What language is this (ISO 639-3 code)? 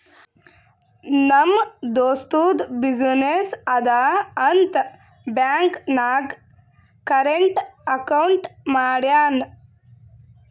kan